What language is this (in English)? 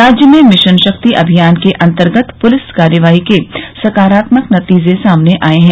Hindi